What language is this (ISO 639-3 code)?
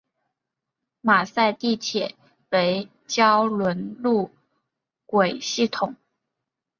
zho